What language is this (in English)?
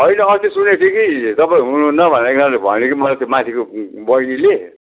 Nepali